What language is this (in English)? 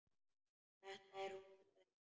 Icelandic